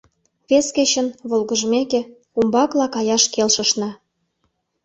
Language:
Mari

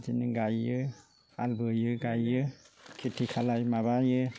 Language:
Bodo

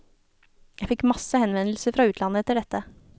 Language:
Norwegian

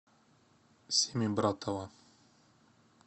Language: Russian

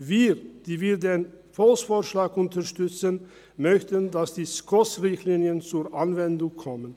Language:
Swiss German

